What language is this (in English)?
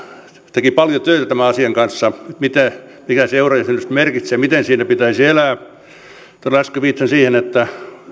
Finnish